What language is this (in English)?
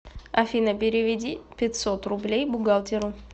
Russian